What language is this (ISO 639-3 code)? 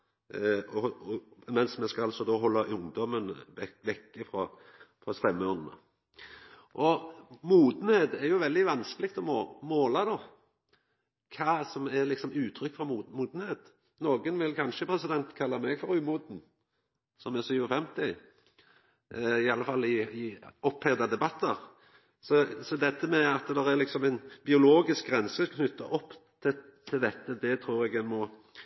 nno